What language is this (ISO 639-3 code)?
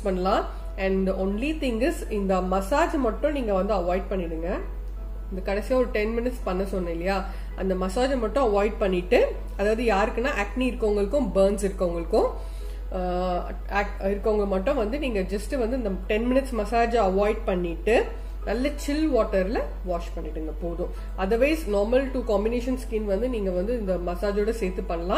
tam